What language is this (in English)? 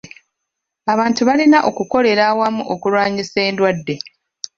Ganda